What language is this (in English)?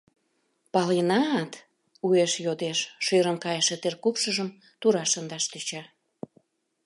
Mari